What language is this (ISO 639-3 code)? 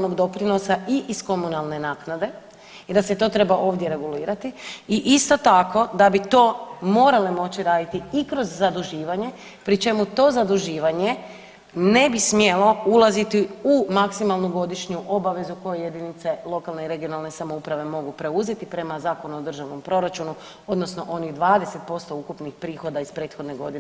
hrv